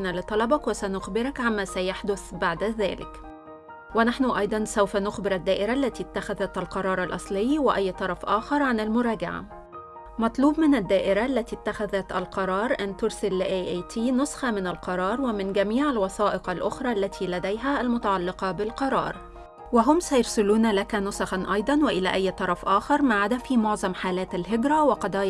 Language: Arabic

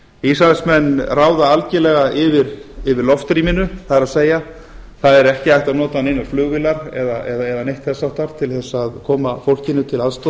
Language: Icelandic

